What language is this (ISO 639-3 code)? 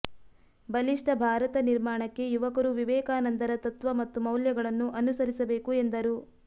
kan